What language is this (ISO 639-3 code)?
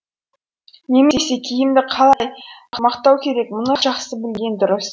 kaz